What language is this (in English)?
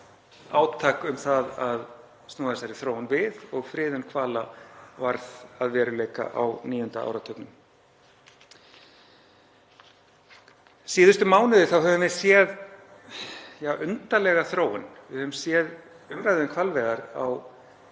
Icelandic